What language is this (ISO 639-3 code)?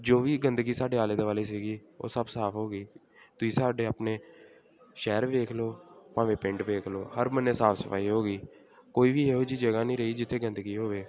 pan